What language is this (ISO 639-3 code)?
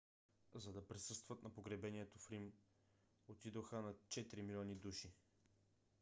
bul